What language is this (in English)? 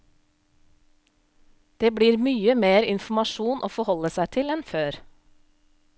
Norwegian